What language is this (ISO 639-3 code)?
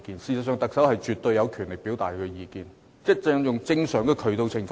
yue